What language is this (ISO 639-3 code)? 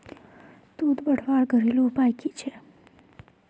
mag